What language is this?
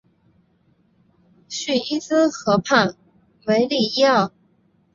Chinese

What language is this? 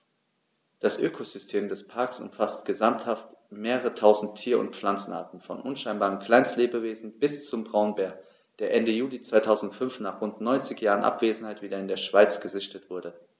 German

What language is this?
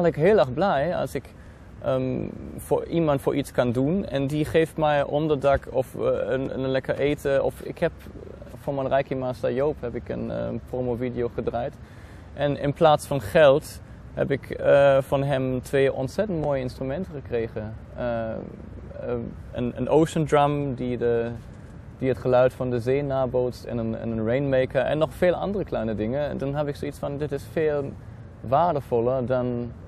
Dutch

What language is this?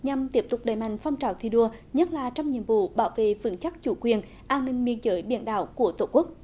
Vietnamese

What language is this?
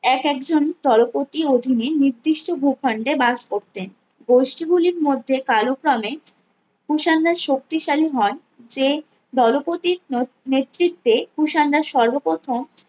Bangla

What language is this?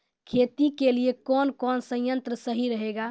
Maithili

